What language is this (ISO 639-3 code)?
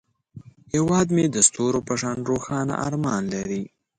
pus